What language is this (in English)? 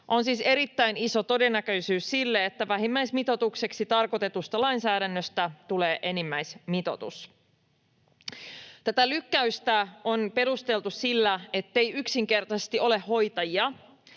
Finnish